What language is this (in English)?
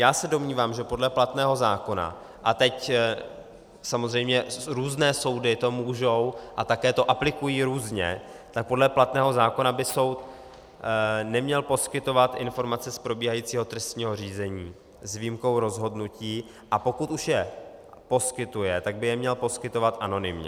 Czech